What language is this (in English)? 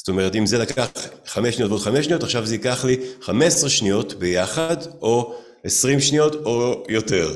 Hebrew